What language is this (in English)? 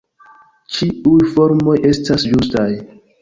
Esperanto